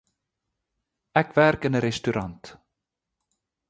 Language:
Afrikaans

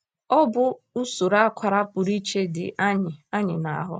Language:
Igbo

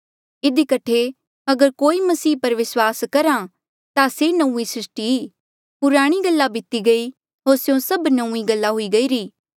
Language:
Mandeali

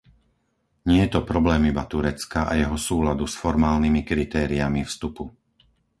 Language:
Slovak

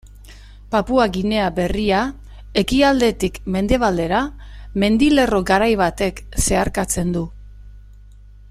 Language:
Basque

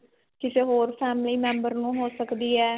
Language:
Punjabi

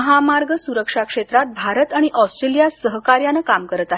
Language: Marathi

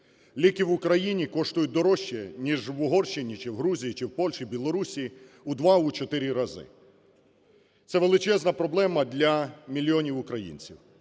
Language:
Ukrainian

